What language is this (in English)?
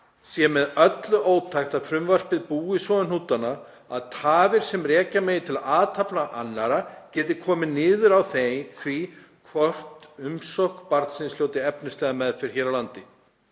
Icelandic